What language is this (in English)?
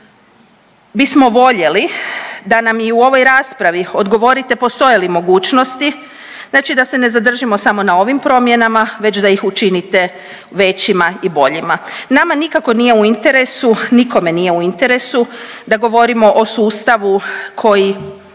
Croatian